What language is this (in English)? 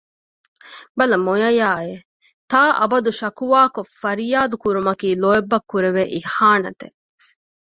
Divehi